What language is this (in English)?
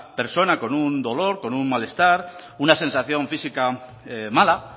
Spanish